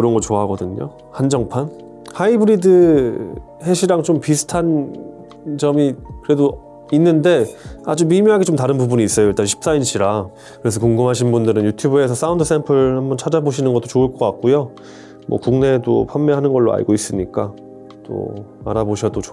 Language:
Korean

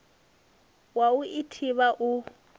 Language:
Venda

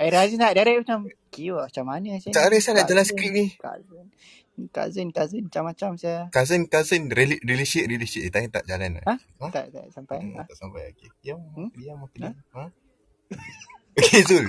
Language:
Malay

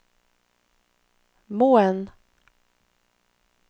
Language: Norwegian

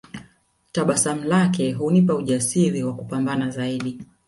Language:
Swahili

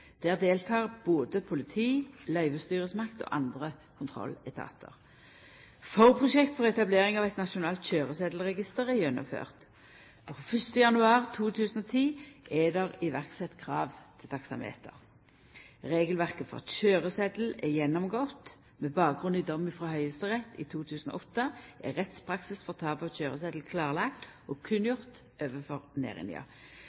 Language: Norwegian Nynorsk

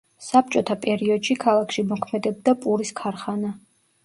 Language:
Georgian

